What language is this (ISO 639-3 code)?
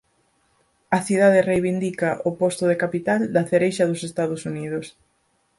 glg